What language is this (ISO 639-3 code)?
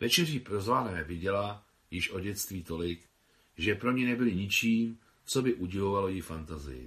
ces